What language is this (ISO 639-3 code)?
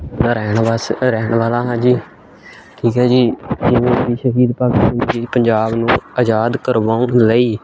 pan